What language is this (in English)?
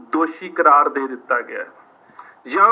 Punjabi